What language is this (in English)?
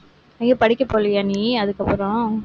Tamil